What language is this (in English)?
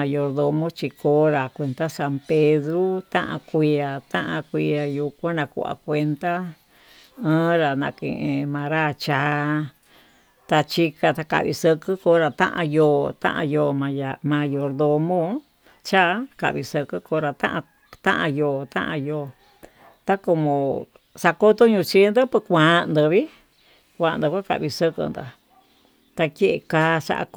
Tututepec Mixtec